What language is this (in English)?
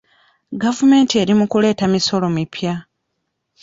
Ganda